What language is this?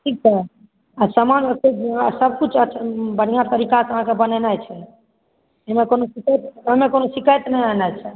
Maithili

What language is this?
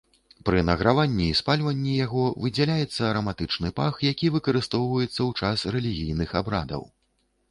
Belarusian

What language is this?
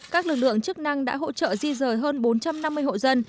Vietnamese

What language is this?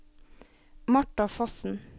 Norwegian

